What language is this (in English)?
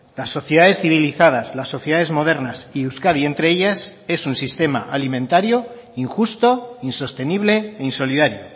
Spanish